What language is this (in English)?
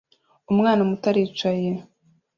Kinyarwanda